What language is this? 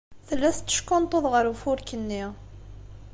Kabyle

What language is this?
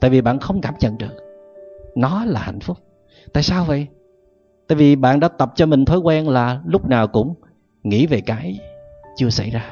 Vietnamese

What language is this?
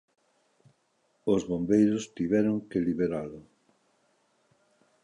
Galician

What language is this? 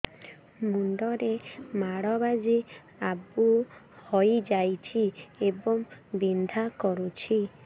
Odia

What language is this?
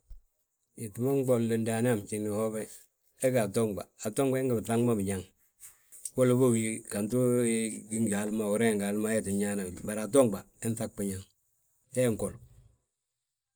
Balanta-Ganja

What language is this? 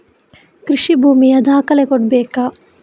Kannada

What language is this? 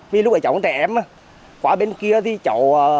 Vietnamese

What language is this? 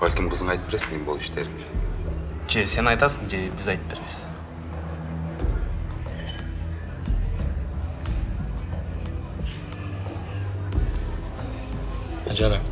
Russian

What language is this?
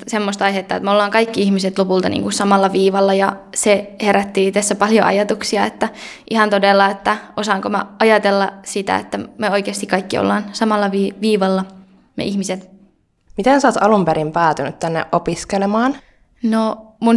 Finnish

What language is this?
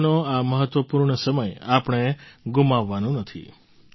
Gujarati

